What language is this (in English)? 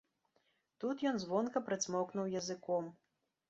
Belarusian